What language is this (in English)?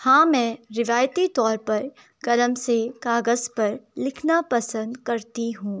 Urdu